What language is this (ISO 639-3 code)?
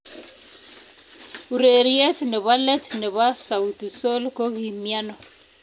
kln